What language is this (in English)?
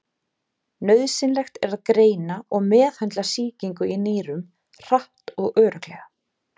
Icelandic